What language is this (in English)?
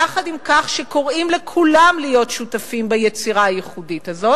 Hebrew